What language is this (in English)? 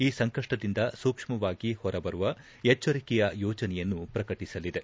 Kannada